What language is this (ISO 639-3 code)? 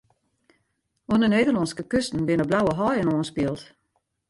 fry